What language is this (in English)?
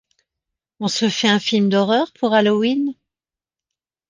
French